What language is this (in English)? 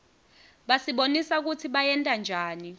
Swati